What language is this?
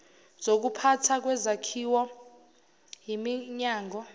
Zulu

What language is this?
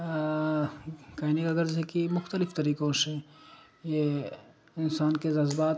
Urdu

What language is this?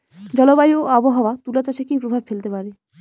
Bangla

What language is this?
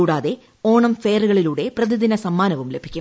Malayalam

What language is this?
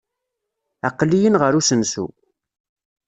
Kabyle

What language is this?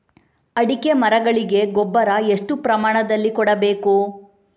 Kannada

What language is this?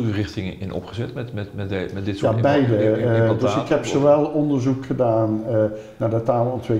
Dutch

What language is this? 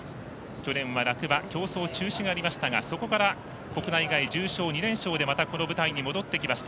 Japanese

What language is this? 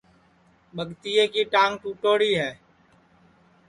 Sansi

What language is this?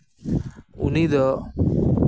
Santali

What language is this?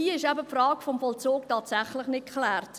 Swiss German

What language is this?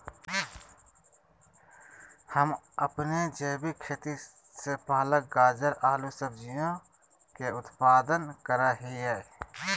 Magahi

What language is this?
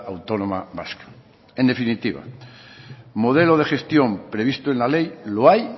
Spanish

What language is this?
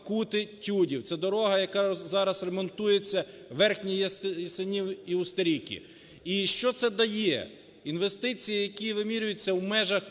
Ukrainian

